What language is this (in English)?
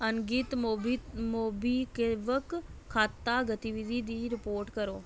Dogri